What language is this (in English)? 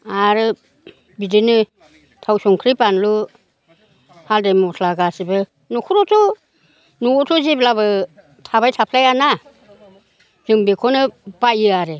Bodo